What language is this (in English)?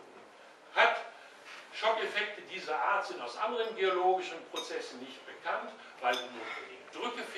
German